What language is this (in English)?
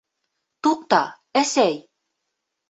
Bashkir